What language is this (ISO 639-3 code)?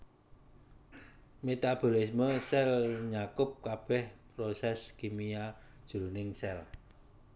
jav